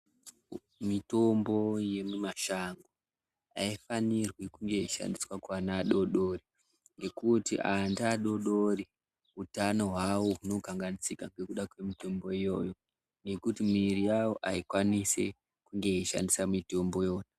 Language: Ndau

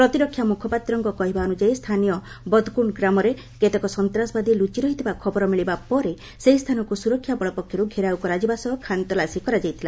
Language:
Odia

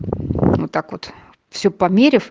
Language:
Russian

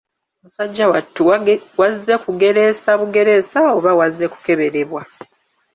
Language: Ganda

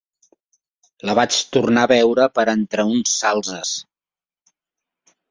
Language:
Catalan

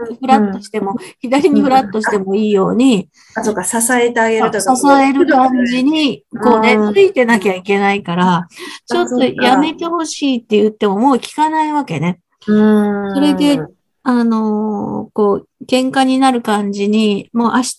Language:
Japanese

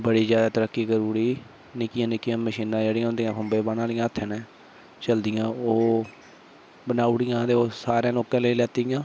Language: Dogri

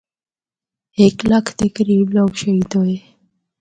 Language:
Northern Hindko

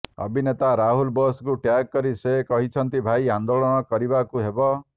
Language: Odia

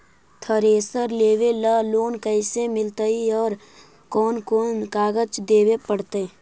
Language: Magahi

